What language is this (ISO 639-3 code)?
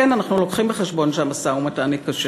heb